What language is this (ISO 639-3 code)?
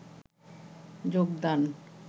ben